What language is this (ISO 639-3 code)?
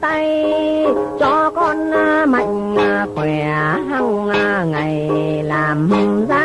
vie